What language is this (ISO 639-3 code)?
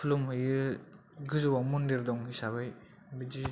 brx